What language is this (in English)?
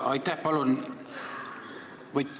Estonian